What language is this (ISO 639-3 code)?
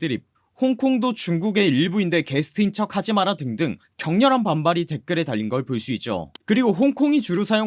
kor